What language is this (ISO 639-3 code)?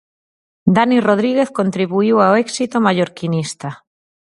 glg